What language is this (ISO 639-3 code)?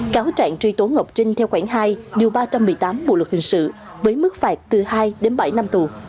vie